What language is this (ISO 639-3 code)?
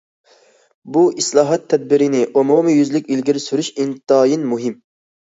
uig